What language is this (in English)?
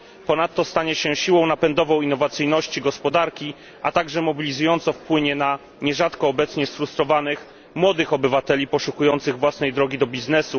Polish